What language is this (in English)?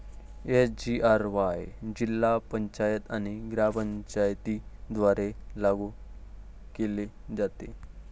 Marathi